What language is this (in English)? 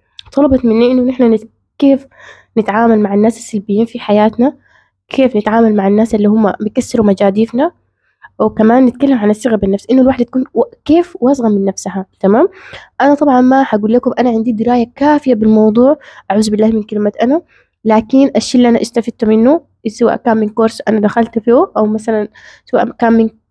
Arabic